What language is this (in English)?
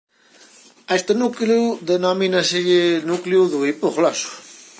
Galician